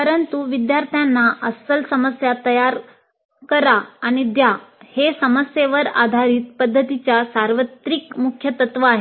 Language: Marathi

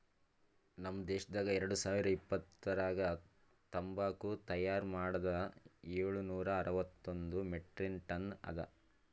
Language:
Kannada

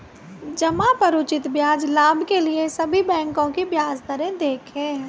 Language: Hindi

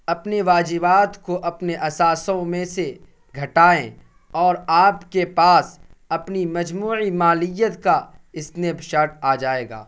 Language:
Urdu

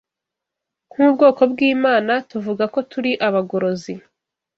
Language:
Kinyarwanda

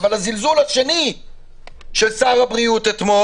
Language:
Hebrew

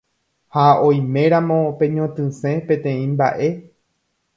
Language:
Guarani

